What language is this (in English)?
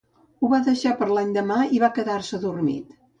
Catalan